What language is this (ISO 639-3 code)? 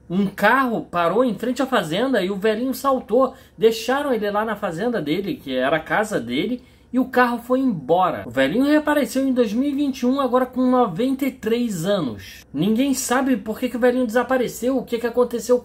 por